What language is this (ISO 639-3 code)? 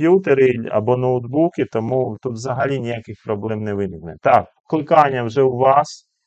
ukr